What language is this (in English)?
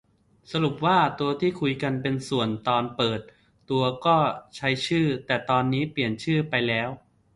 Thai